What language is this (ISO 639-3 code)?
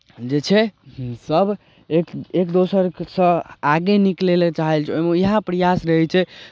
mai